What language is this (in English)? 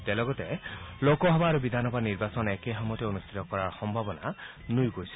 Assamese